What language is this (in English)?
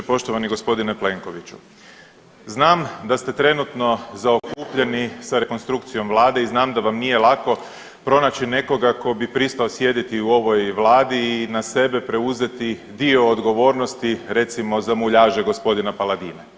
Croatian